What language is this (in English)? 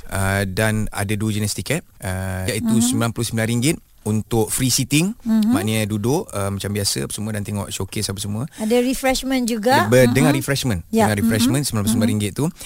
Malay